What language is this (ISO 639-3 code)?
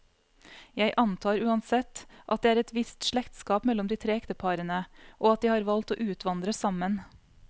nor